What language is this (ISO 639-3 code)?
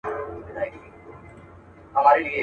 pus